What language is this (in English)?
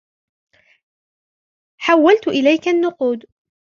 Arabic